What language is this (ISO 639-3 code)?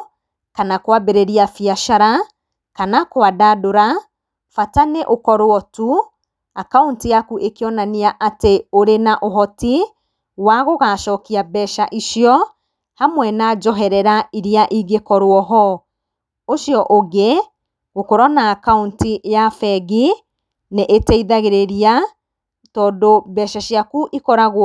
kik